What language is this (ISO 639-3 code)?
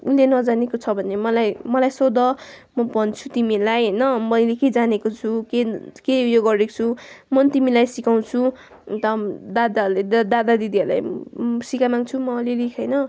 nep